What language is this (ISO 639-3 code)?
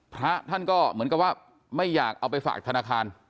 tha